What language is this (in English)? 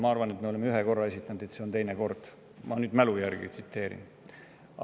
Estonian